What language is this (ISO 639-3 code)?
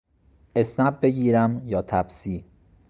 fas